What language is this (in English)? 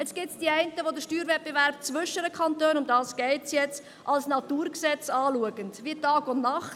Swiss German